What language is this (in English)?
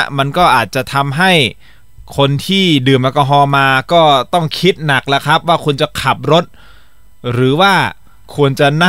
Thai